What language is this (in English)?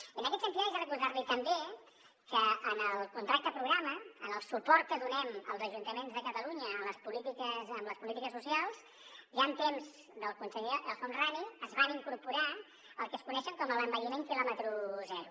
Catalan